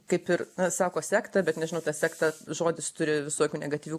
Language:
Lithuanian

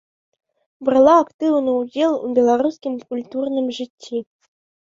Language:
Belarusian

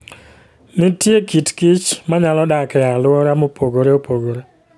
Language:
Luo (Kenya and Tanzania)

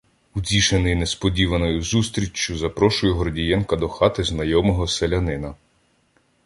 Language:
Ukrainian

